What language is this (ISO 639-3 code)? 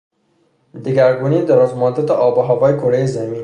fas